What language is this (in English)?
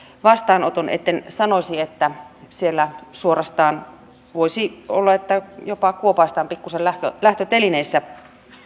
Finnish